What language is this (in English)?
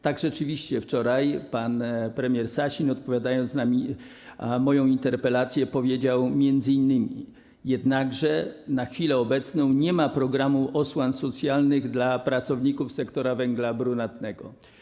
Polish